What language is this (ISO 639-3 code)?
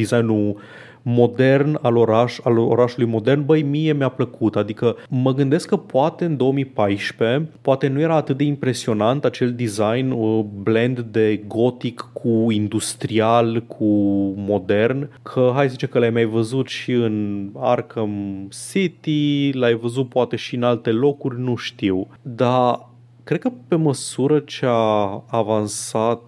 ron